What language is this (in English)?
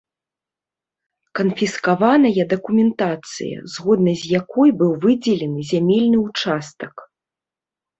Belarusian